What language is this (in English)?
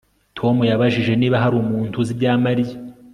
Kinyarwanda